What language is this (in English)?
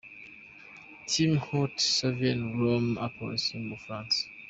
Kinyarwanda